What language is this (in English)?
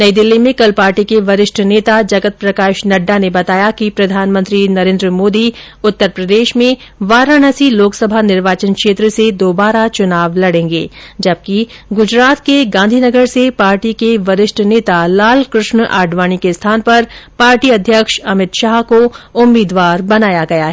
Hindi